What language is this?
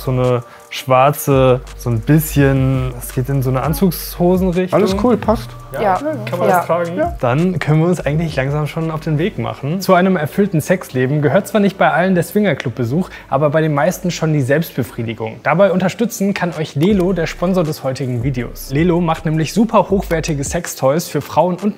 German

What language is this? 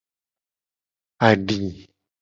Gen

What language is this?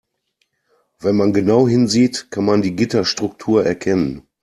German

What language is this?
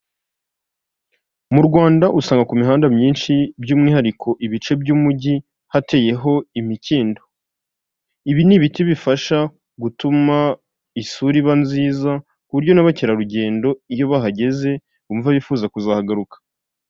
Kinyarwanda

